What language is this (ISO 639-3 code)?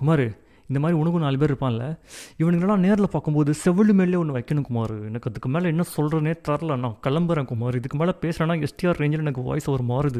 tam